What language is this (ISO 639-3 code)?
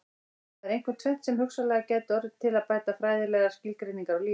isl